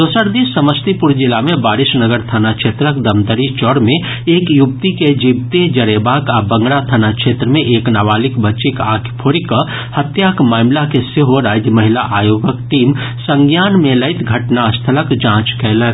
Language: Maithili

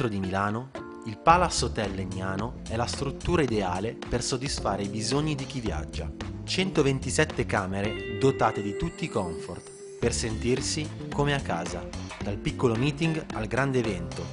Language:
Italian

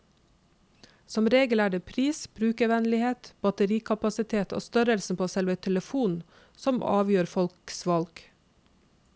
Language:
Norwegian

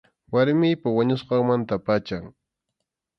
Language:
Arequipa-La Unión Quechua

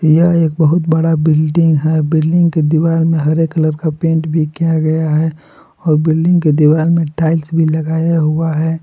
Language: Hindi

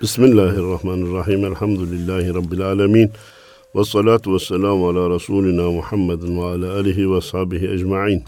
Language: Turkish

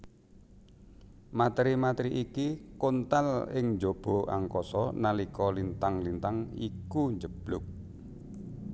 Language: Javanese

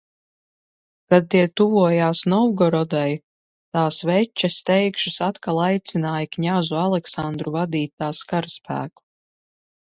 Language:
Latvian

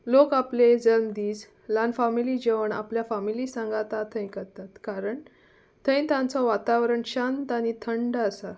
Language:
Konkani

